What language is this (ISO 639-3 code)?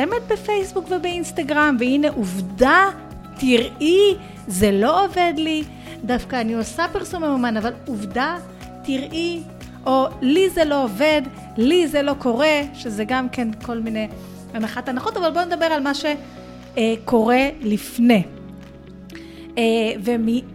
heb